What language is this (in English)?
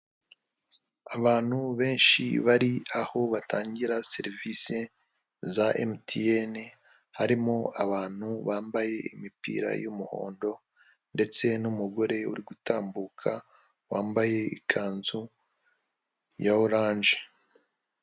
Kinyarwanda